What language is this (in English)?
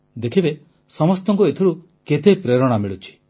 Odia